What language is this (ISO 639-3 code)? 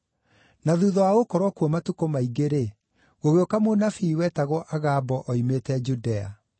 kik